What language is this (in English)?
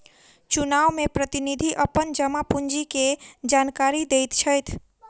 Maithili